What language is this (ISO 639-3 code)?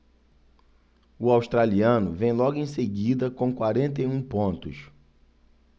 por